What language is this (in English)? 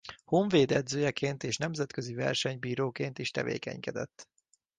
Hungarian